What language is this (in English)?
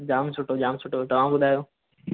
Sindhi